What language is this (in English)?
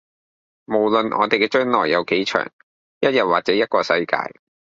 Cantonese